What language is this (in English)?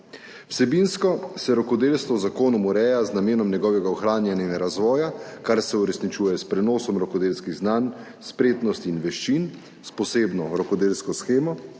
Slovenian